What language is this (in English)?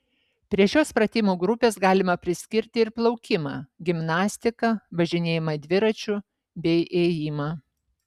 Lithuanian